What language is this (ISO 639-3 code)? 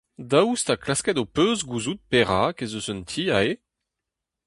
bre